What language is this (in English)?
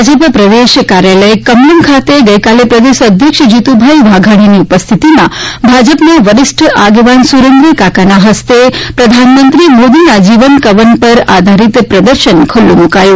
Gujarati